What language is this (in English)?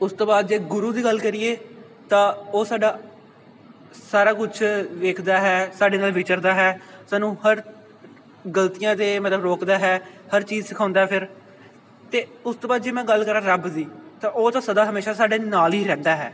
Punjabi